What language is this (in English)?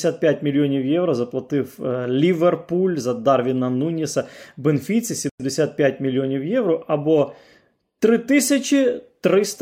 Ukrainian